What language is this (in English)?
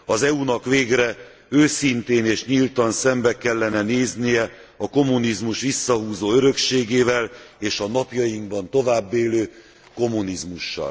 Hungarian